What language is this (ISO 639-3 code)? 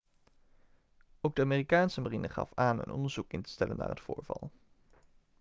nld